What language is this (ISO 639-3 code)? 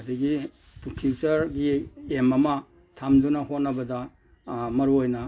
mni